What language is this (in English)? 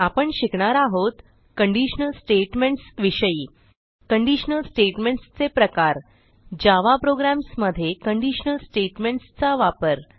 Marathi